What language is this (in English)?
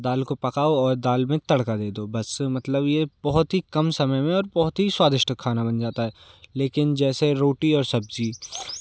Hindi